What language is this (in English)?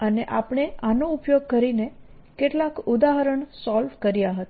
Gujarati